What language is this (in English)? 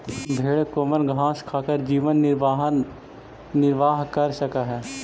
Magahi